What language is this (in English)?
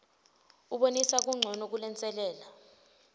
Swati